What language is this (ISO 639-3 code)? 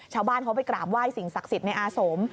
tha